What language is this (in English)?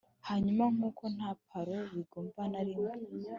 Kinyarwanda